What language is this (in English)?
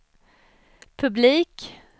Swedish